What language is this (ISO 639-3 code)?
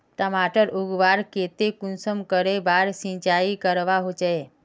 mag